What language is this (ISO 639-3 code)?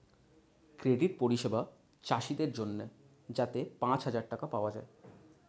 ben